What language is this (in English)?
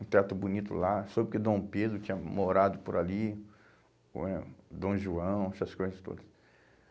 Portuguese